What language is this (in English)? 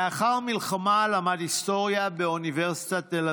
Hebrew